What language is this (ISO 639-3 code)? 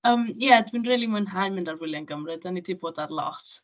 cym